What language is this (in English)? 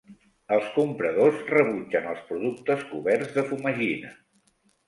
Catalan